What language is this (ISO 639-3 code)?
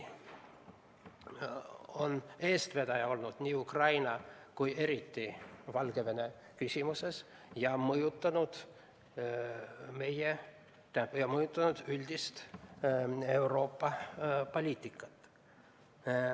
est